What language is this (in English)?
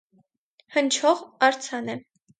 Armenian